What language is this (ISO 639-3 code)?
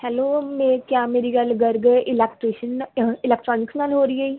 pan